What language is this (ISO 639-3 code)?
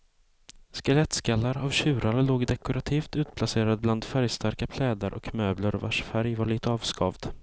swe